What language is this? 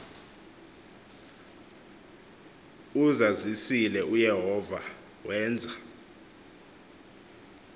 Xhosa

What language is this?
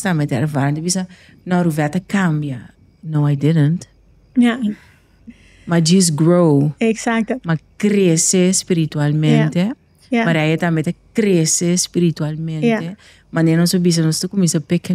Dutch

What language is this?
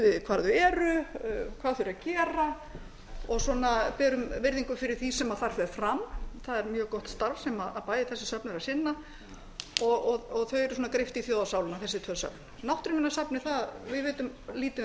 Icelandic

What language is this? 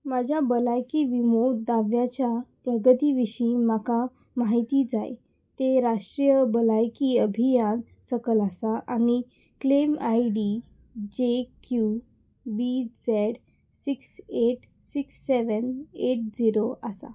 Konkani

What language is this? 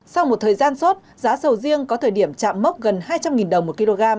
Vietnamese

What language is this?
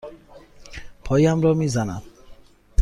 Persian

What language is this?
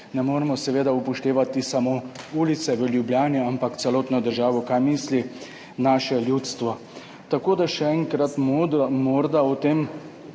Slovenian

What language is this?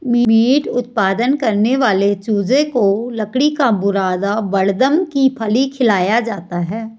Hindi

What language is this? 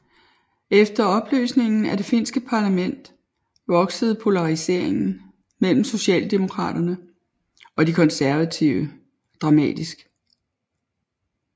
Danish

